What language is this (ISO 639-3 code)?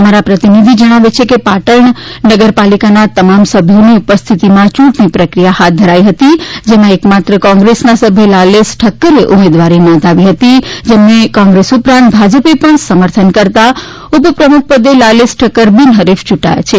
guj